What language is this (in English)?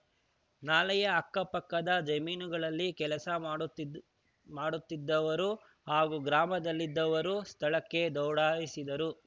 Kannada